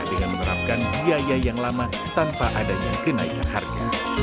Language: Indonesian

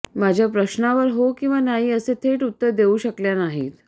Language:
Marathi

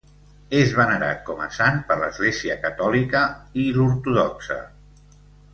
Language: Catalan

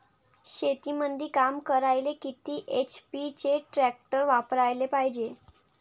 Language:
Marathi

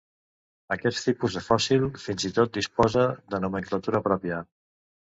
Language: Catalan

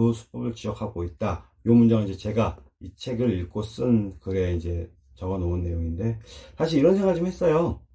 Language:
Korean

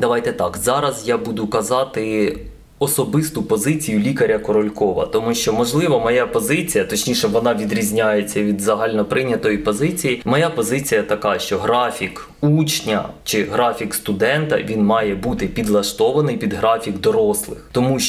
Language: Ukrainian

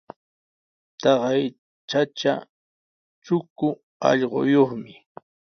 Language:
Sihuas Ancash Quechua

